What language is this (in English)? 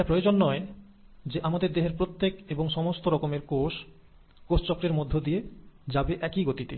Bangla